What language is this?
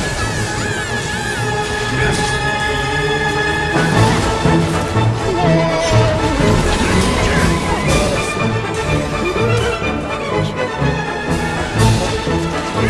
English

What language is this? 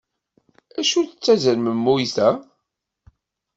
Kabyle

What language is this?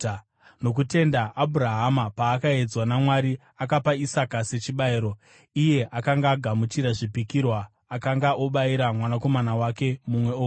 Shona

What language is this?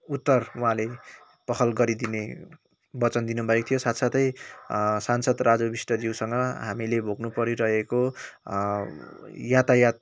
Nepali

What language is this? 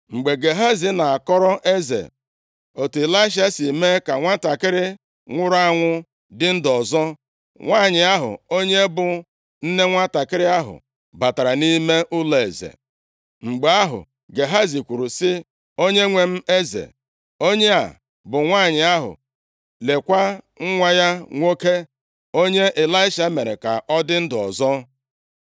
Igbo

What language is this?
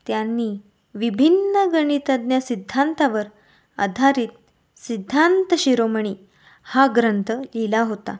Marathi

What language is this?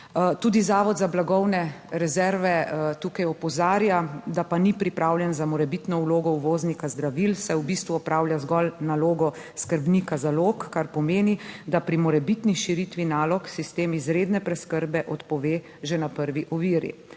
Slovenian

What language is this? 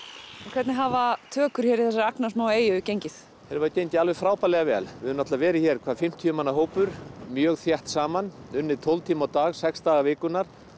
Icelandic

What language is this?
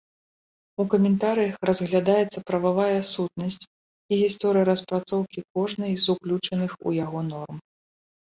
Belarusian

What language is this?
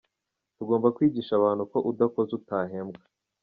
Kinyarwanda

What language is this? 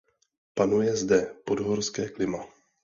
Czech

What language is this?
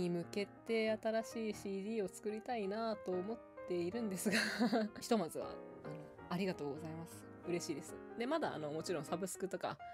Japanese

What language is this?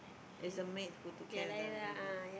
English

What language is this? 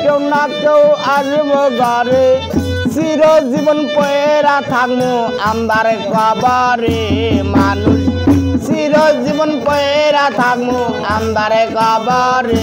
Hindi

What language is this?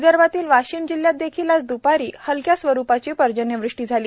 Marathi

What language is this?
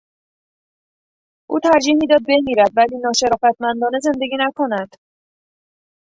Persian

